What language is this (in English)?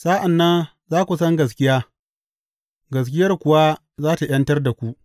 Hausa